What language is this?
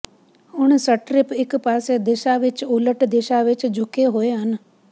Punjabi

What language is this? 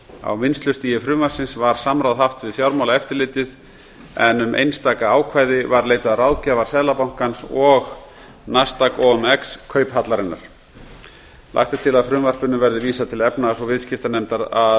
Icelandic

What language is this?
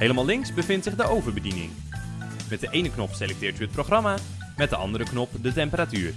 Dutch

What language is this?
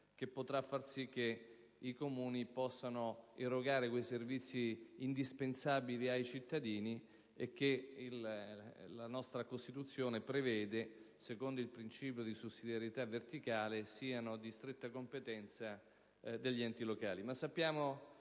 Italian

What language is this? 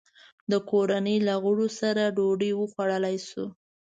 Pashto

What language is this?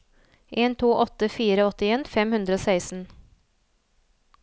Norwegian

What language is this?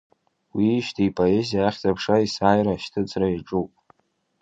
Abkhazian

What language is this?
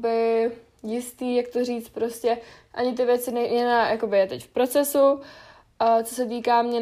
Czech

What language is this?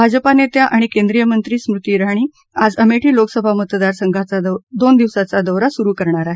Marathi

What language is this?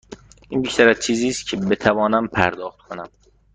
Persian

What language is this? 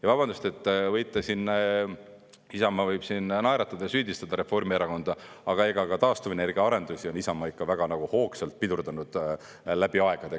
Estonian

